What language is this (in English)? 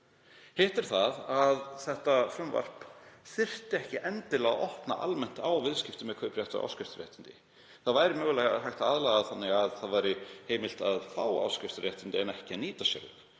Icelandic